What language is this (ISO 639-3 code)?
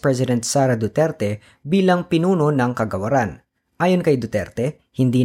fil